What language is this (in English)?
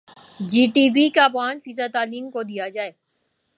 Urdu